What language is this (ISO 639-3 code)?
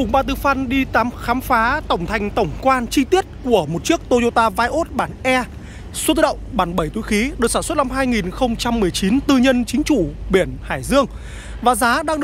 vie